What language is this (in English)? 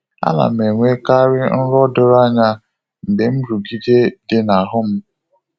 Igbo